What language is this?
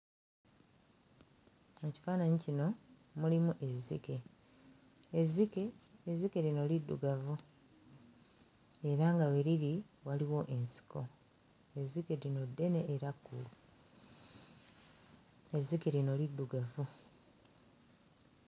Ganda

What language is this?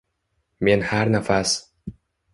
Uzbek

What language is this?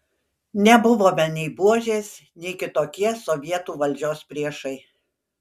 Lithuanian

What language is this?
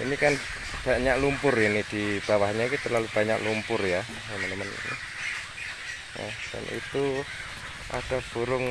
Indonesian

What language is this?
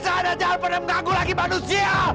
Indonesian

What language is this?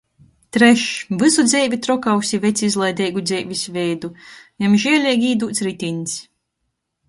Latgalian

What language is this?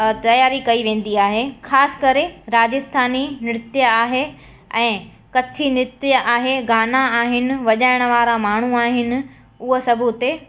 Sindhi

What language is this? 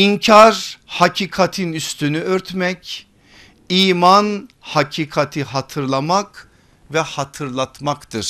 Turkish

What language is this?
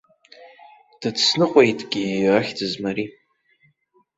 Abkhazian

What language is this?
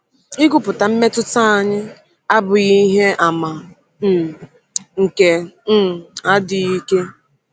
Igbo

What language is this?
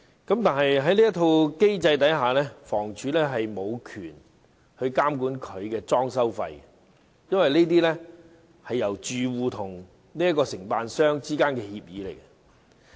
Cantonese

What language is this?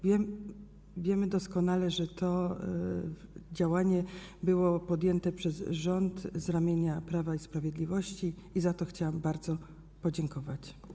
Polish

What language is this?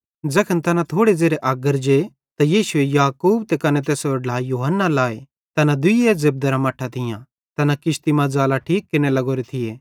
Bhadrawahi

